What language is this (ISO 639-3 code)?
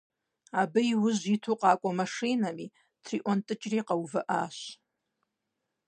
kbd